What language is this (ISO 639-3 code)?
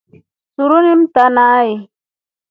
rof